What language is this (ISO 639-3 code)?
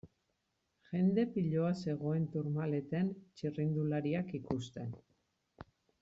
eus